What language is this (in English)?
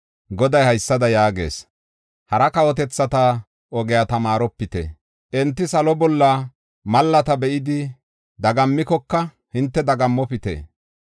Gofa